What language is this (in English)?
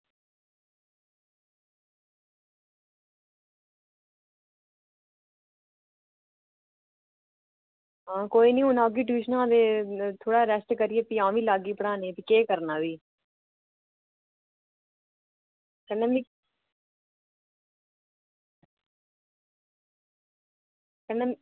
Dogri